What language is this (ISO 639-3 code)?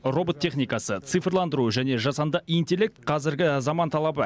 kaz